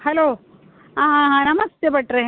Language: Kannada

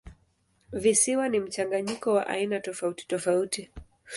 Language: Swahili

